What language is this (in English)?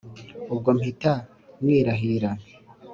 Kinyarwanda